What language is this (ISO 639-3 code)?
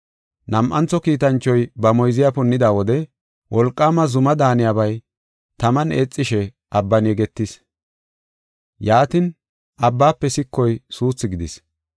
gof